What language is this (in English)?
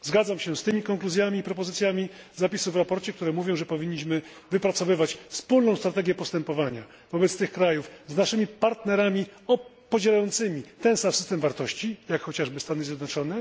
Polish